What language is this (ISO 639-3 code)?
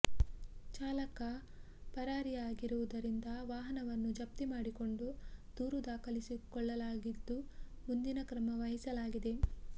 kan